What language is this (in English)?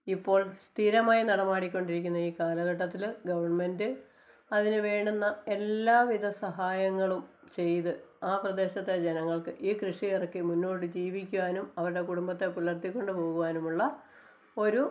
Malayalam